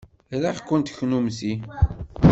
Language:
Kabyle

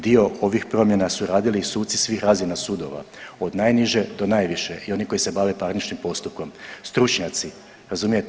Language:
Croatian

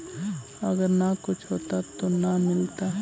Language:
Magahi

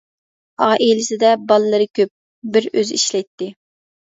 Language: Uyghur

